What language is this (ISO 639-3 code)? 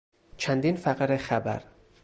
fas